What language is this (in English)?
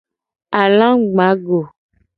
Gen